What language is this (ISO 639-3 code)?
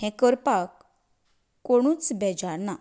kok